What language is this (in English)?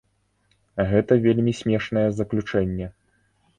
Belarusian